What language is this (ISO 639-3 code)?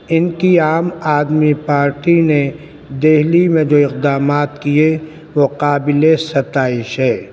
urd